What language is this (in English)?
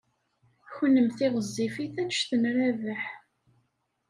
Kabyle